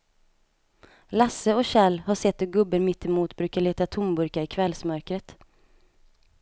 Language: Swedish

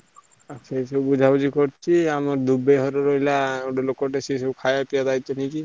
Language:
Odia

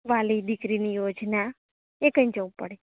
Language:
Gujarati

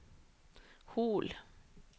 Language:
Norwegian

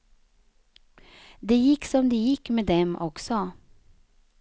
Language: Swedish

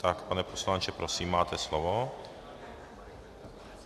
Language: Czech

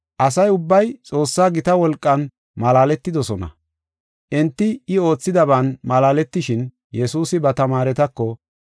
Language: Gofa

